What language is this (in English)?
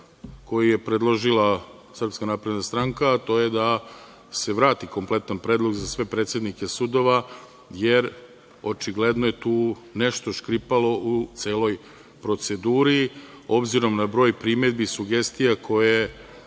Serbian